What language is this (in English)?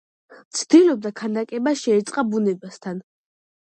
Georgian